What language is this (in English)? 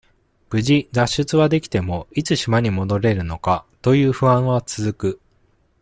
Japanese